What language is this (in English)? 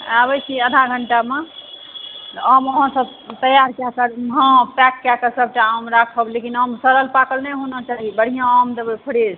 Maithili